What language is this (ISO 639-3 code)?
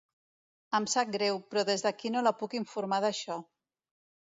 cat